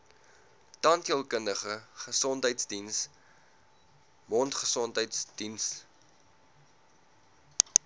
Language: Afrikaans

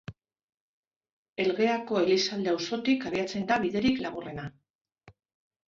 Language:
Basque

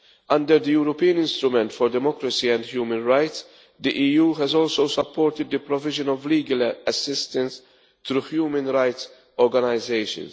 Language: English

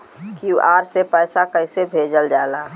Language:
Bhojpuri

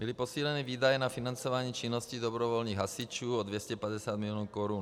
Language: Czech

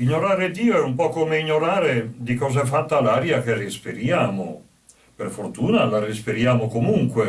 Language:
Italian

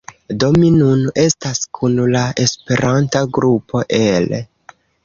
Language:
Esperanto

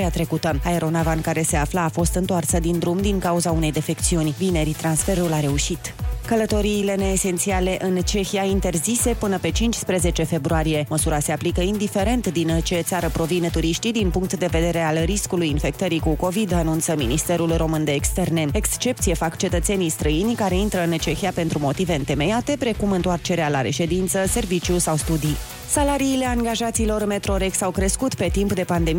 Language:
Romanian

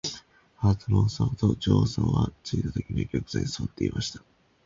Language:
Japanese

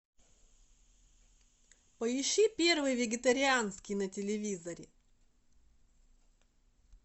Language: Russian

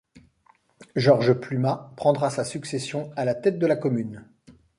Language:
French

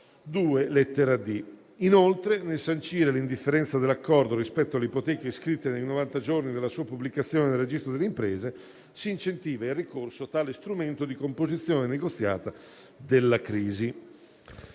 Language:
Italian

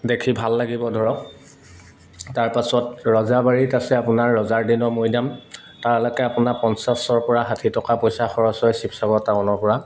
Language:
Assamese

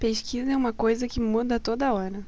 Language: Portuguese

